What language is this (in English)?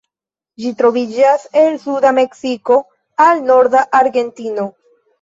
Esperanto